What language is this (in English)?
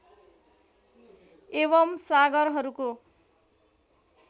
Nepali